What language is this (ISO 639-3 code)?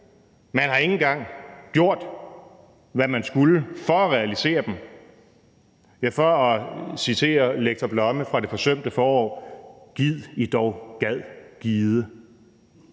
dan